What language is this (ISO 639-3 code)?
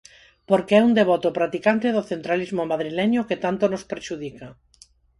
glg